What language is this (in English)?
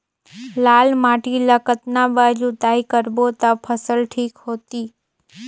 Chhattisgarhi